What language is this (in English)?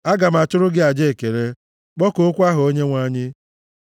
Igbo